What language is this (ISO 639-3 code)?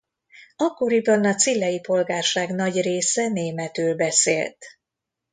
hun